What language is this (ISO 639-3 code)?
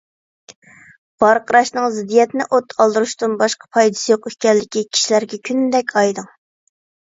uig